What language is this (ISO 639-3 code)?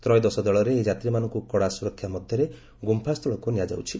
ori